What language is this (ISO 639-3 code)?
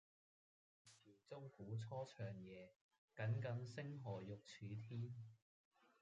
yue